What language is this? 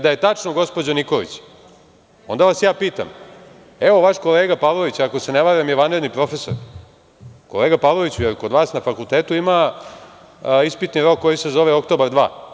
Serbian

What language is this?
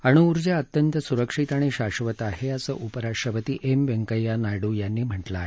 Marathi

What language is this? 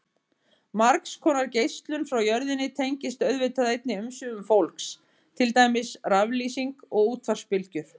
Icelandic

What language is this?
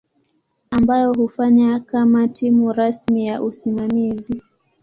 Swahili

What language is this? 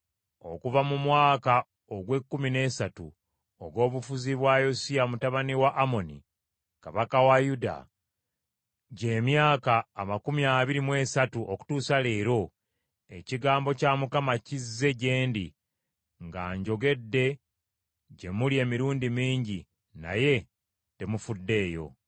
Ganda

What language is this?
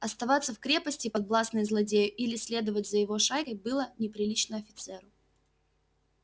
Russian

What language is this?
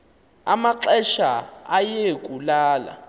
Xhosa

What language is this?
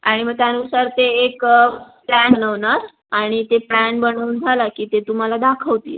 Marathi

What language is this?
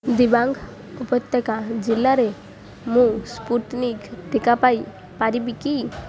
Odia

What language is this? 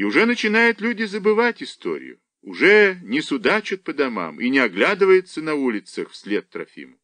Russian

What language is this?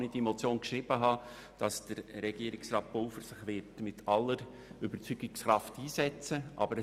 Swiss German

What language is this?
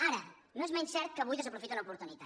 Catalan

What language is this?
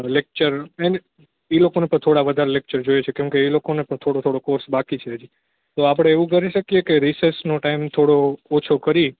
Gujarati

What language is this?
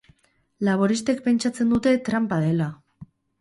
Basque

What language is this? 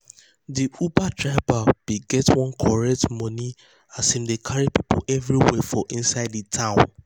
Nigerian Pidgin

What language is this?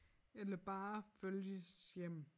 Danish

